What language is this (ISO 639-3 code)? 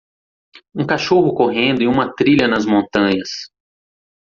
por